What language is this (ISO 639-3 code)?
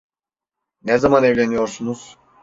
tur